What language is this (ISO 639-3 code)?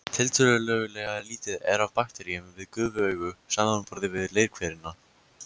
isl